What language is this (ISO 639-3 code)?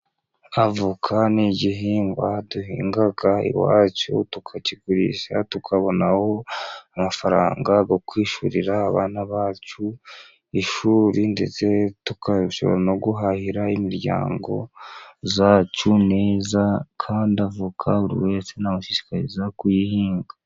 kin